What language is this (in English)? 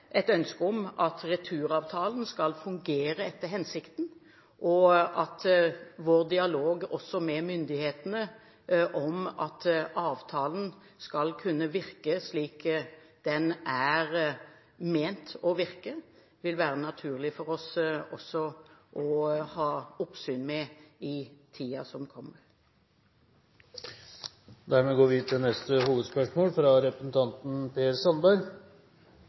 Norwegian